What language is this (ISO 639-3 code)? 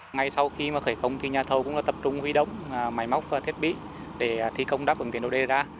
vie